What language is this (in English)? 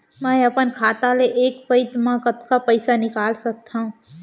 Chhattisgarhi